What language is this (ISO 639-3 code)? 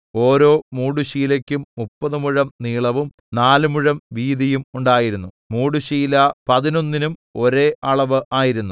mal